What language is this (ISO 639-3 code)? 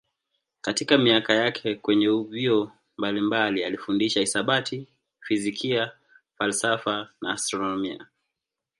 swa